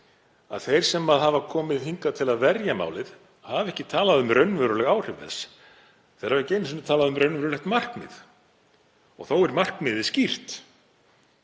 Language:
Icelandic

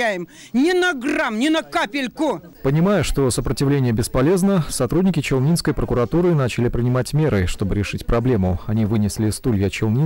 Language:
Russian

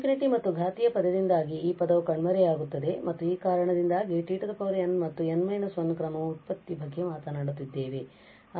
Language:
Kannada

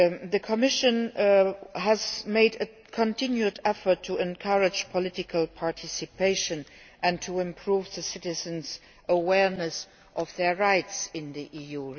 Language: English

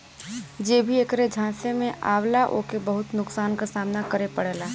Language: Bhojpuri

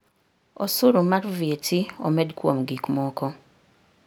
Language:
Luo (Kenya and Tanzania)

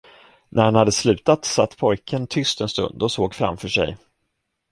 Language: Swedish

